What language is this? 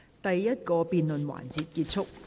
Cantonese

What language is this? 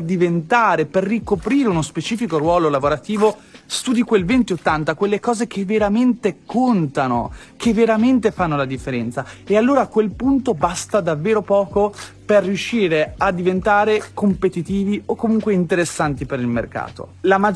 Italian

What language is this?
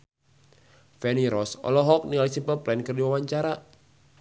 Sundanese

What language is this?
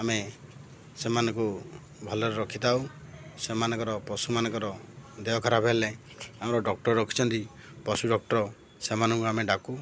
Odia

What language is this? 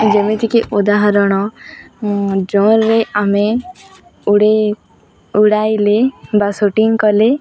Odia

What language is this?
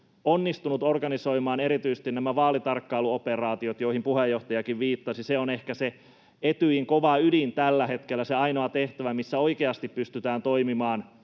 Finnish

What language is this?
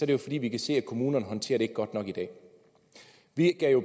Danish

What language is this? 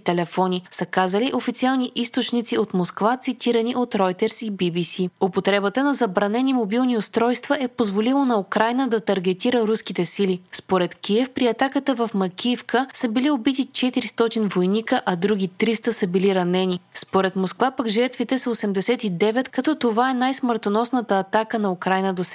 Bulgarian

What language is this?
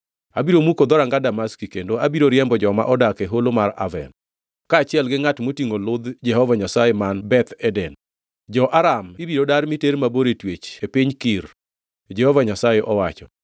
Luo (Kenya and Tanzania)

